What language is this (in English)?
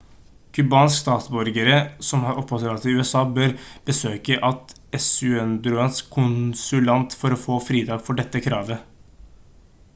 Norwegian Bokmål